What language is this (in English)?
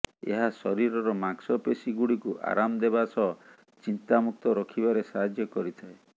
Odia